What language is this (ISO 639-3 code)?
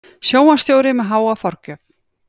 isl